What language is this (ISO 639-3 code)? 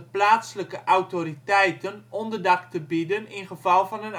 nld